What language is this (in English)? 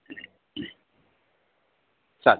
Sanskrit